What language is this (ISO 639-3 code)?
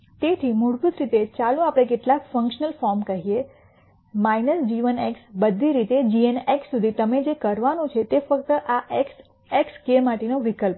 guj